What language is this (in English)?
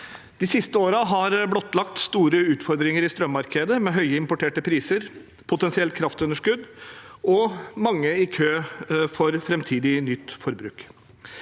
Norwegian